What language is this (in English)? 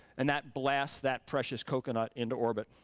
English